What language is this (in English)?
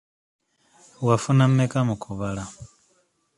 Ganda